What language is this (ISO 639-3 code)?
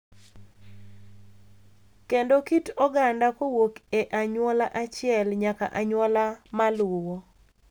luo